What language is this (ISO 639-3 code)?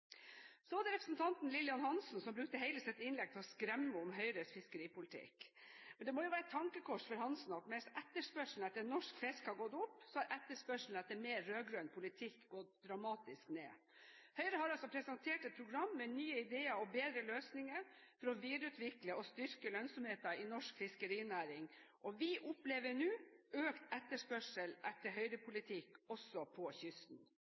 nob